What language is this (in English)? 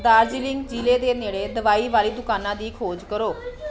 Punjabi